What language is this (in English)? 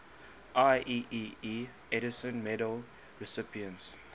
English